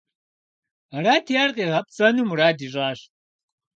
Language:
Kabardian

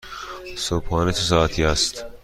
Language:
Persian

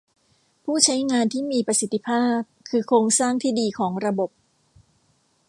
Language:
Thai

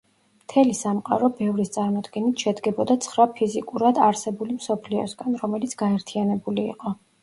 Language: Georgian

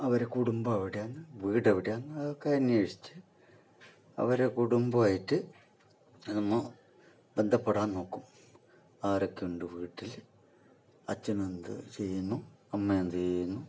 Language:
Malayalam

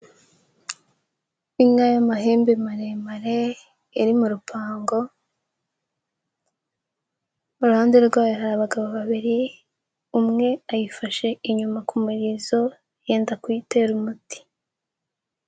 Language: Kinyarwanda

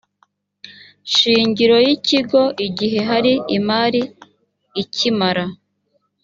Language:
Kinyarwanda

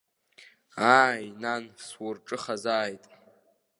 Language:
Abkhazian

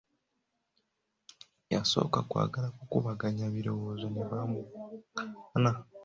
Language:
Ganda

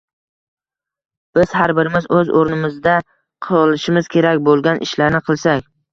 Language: Uzbek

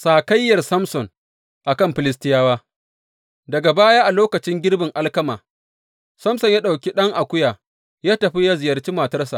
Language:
Hausa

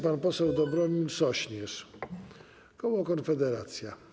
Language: Polish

